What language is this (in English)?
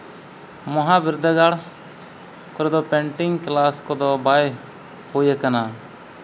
Santali